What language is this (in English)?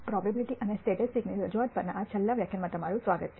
Gujarati